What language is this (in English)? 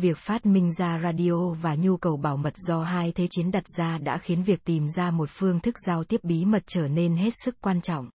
Vietnamese